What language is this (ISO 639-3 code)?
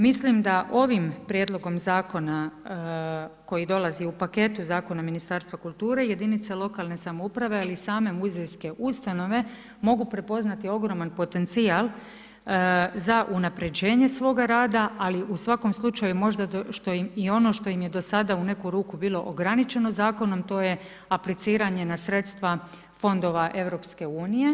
hrv